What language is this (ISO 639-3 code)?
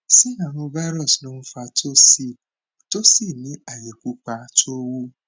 yor